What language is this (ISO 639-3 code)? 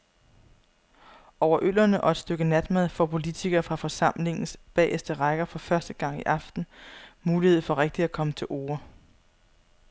dan